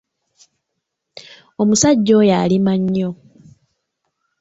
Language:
Ganda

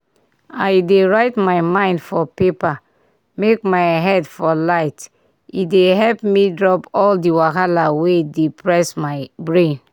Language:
Nigerian Pidgin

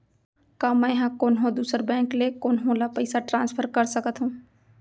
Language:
Chhattisgarhi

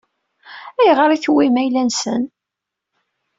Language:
Kabyle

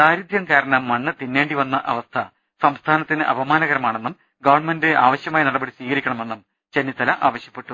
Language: Malayalam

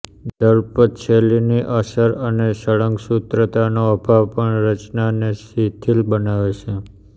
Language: Gujarati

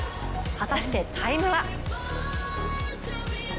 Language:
Japanese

